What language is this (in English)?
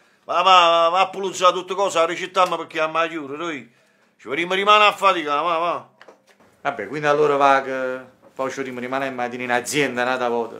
Italian